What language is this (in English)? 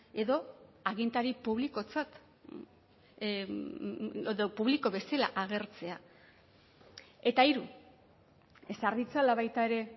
Basque